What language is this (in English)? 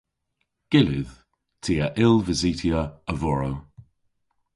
Cornish